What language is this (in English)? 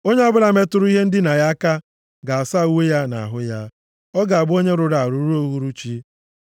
Igbo